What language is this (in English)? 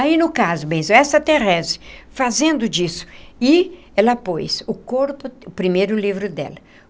Portuguese